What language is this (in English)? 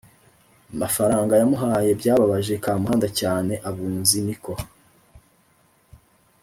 Kinyarwanda